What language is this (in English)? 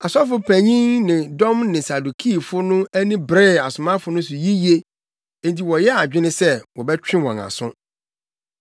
Akan